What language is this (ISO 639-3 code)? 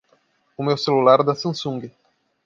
por